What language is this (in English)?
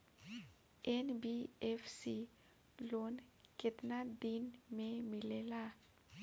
Bhojpuri